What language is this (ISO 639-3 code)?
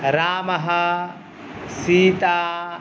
san